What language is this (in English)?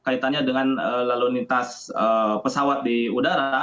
Indonesian